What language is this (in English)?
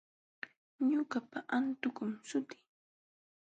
Jauja Wanca Quechua